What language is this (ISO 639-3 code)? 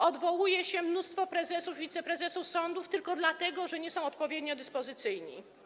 pol